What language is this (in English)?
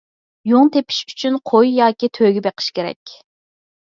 Uyghur